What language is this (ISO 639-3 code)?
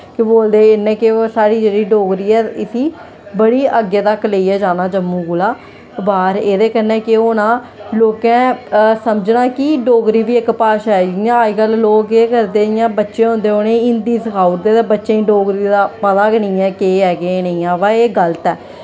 doi